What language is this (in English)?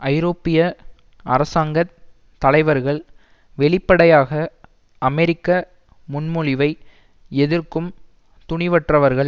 Tamil